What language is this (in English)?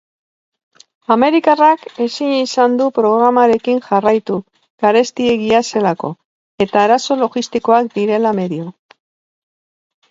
Basque